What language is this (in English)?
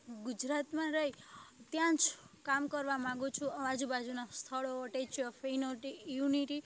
Gujarati